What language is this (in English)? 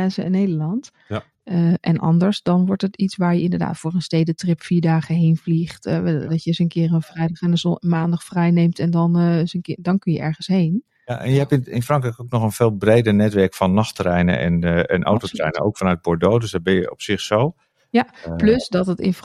Dutch